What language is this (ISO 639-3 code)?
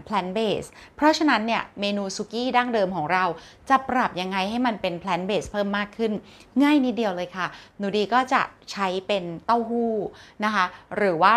tha